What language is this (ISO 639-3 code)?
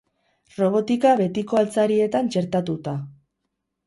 eus